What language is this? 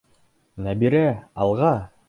Bashkir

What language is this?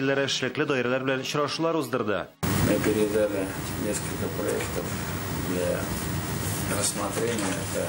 Russian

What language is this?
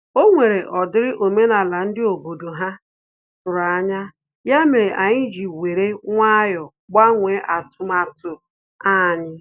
Igbo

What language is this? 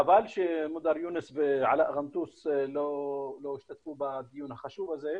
Hebrew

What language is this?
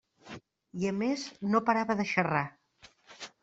Catalan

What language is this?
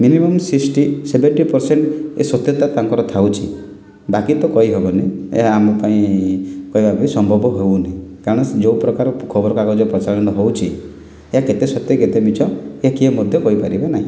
Odia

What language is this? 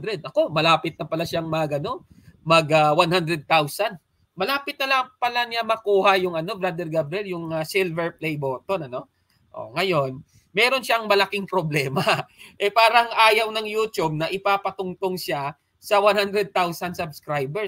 Filipino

